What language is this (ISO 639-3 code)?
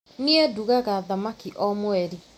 kik